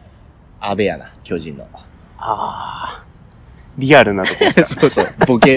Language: Japanese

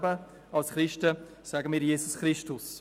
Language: Swiss German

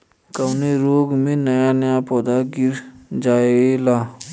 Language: Bhojpuri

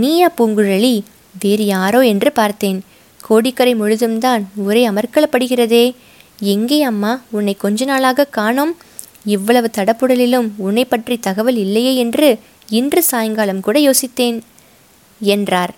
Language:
Tamil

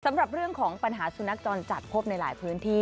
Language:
Thai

